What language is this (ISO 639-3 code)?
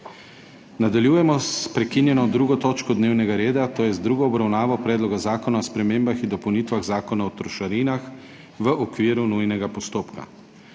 slv